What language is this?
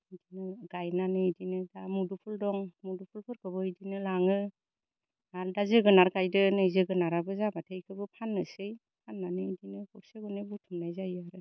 Bodo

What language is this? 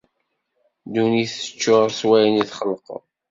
Kabyle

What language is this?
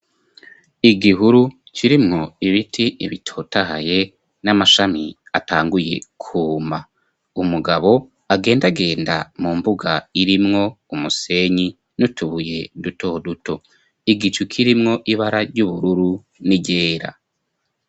Rundi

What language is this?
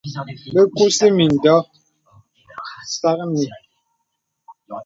Bebele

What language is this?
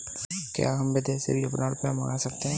Hindi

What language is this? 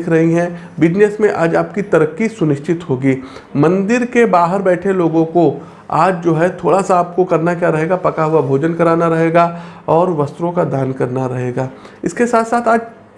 Hindi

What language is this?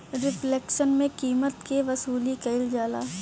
Bhojpuri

